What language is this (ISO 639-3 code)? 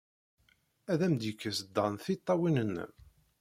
kab